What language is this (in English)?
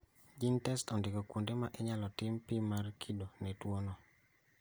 Luo (Kenya and Tanzania)